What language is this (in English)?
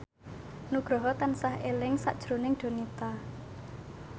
Javanese